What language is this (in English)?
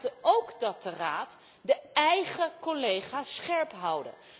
Dutch